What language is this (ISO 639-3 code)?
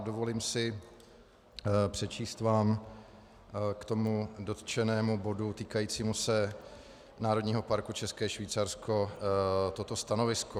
ces